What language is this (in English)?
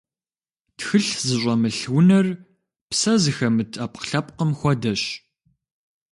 Kabardian